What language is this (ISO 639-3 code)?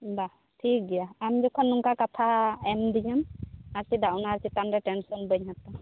sat